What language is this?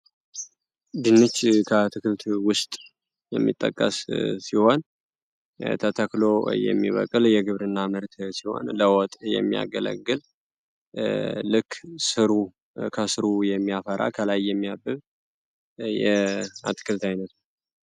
Amharic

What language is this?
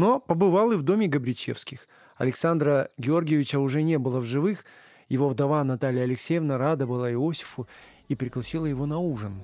Russian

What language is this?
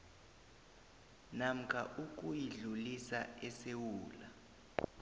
South Ndebele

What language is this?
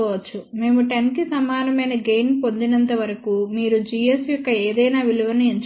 Telugu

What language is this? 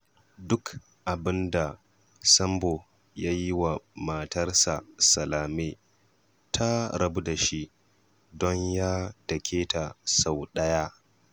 Hausa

